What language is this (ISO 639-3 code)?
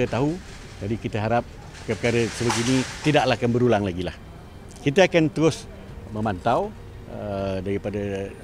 msa